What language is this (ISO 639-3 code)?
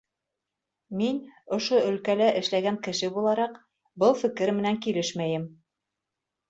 bak